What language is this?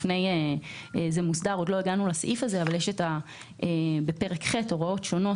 Hebrew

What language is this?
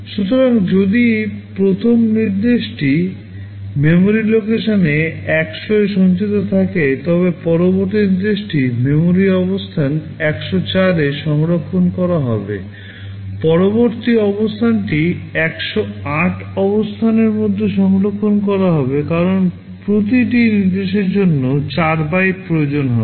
Bangla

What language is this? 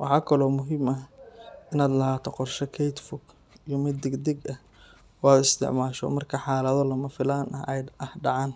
Somali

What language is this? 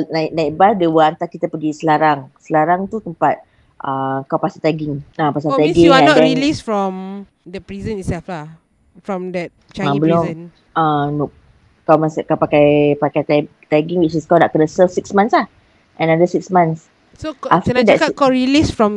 Malay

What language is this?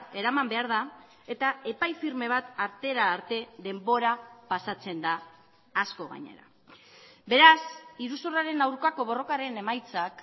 Basque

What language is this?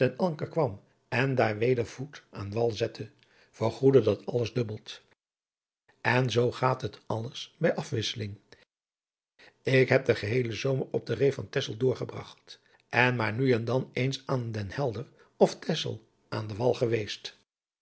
Dutch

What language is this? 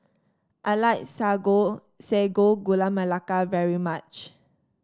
English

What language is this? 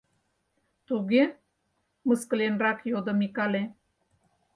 Mari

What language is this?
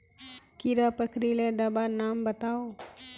Magahi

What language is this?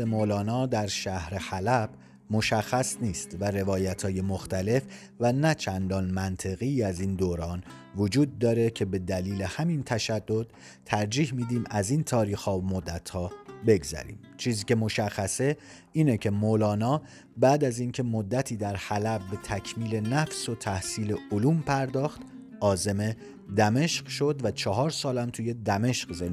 Persian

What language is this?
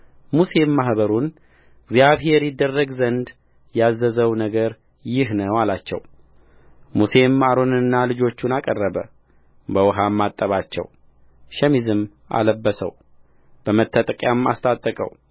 Amharic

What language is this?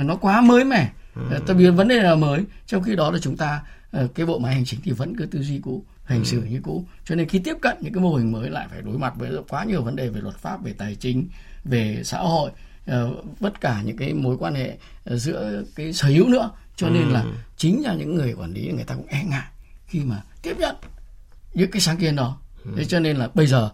Vietnamese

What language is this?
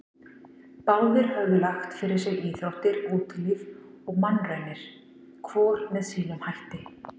Icelandic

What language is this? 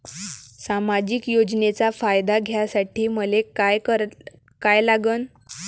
Marathi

